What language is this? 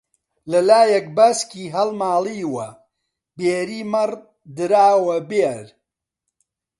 Central Kurdish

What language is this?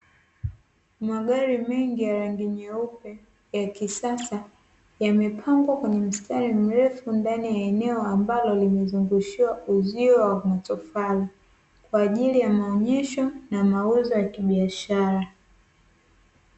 Swahili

